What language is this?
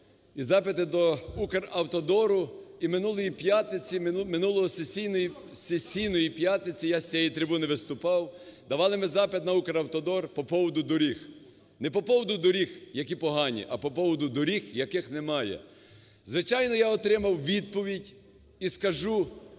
Ukrainian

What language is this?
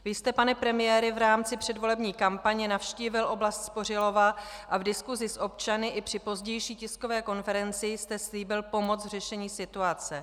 Czech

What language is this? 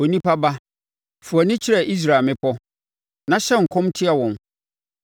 Akan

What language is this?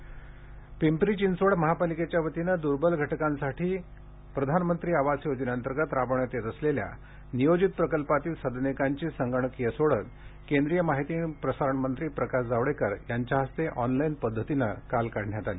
Marathi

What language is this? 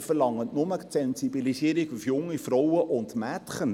Swiss German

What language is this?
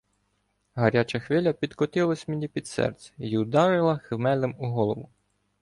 Ukrainian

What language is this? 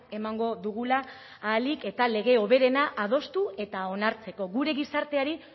Basque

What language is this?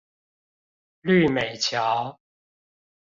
Chinese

